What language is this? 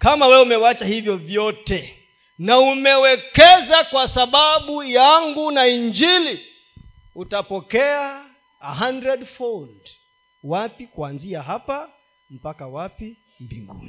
Swahili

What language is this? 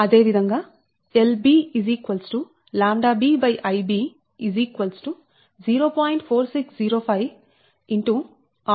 Telugu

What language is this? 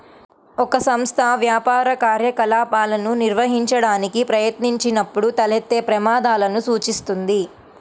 Telugu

